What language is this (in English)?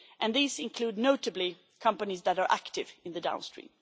English